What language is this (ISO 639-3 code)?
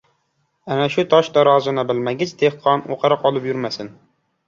uzb